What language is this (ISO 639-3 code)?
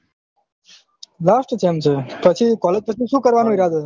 guj